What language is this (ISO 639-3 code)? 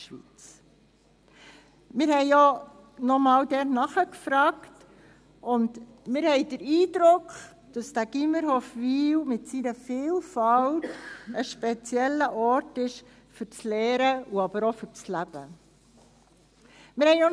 gsw